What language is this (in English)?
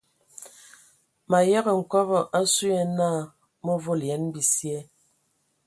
Ewondo